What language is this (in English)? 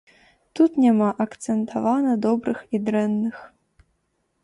Belarusian